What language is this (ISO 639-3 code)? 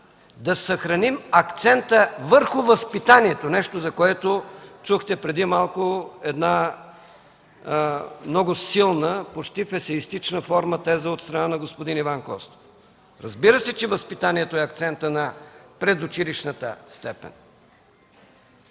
bul